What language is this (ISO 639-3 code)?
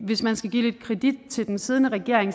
dan